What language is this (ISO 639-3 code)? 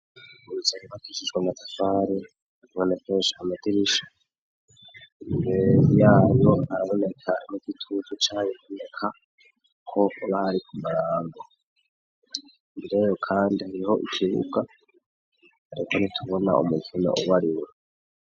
run